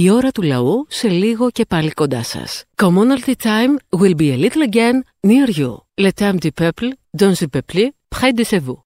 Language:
Greek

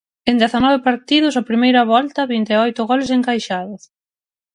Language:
Galician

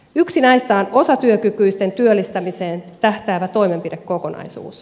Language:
Finnish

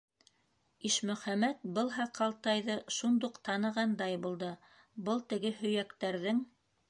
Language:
Bashkir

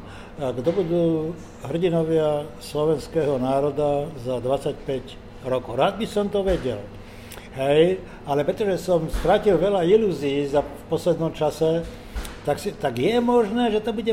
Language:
Slovak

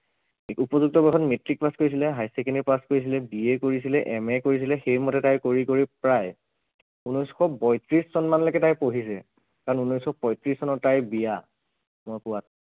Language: Assamese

